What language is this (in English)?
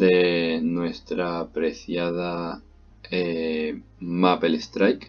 Spanish